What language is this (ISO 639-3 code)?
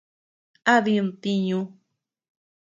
cux